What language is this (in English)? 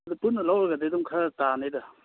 Manipuri